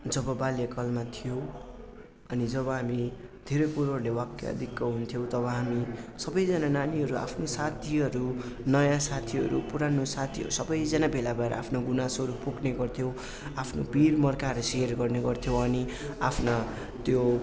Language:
Nepali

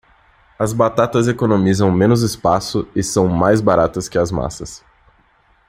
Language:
Portuguese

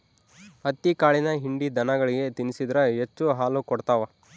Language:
Kannada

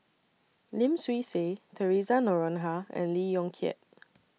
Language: English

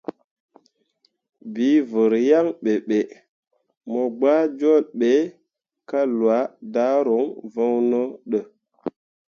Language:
Mundang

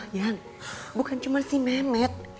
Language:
Indonesian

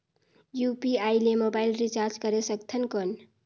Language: Chhattisgarhi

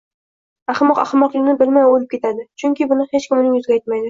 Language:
Uzbek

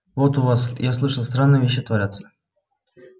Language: Russian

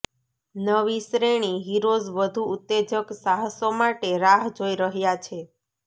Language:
Gujarati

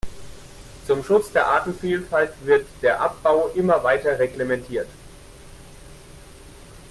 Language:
German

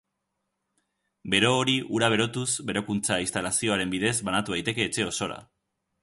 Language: Basque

